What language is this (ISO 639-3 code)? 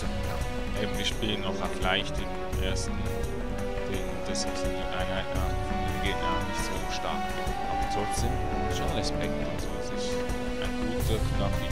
deu